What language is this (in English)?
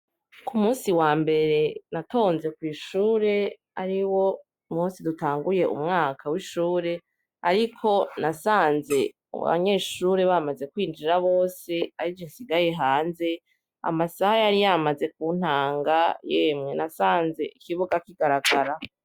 Rundi